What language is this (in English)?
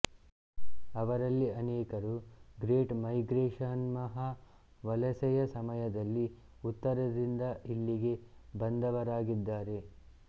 Kannada